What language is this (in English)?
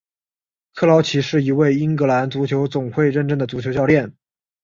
Chinese